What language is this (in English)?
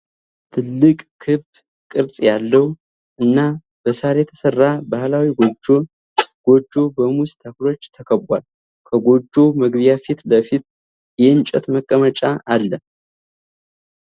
Amharic